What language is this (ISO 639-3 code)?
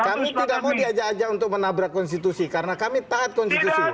ind